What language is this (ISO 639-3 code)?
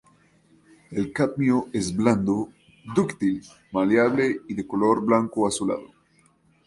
spa